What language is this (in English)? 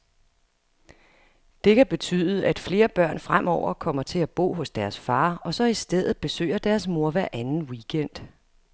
Danish